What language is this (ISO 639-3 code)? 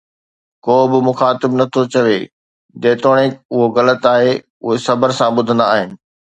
snd